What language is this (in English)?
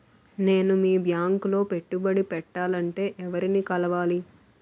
Telugu